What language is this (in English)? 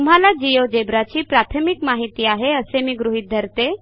Marathi